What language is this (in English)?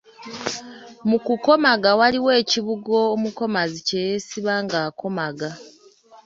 Ganda